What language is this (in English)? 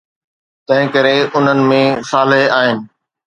Sindhi